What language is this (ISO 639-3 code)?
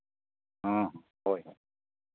sat